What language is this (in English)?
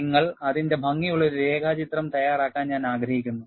Malayalam